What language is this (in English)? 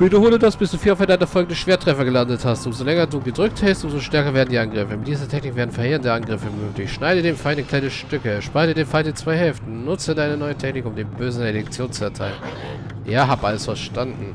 German